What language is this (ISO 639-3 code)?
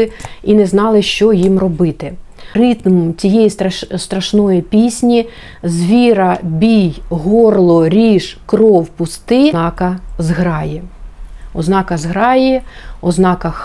ukr